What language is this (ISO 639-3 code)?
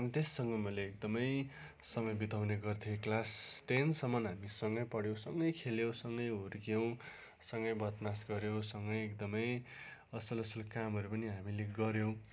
nep